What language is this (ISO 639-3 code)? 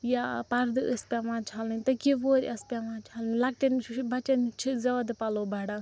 kas